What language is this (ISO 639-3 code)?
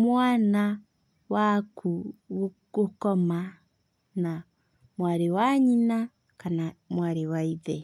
kik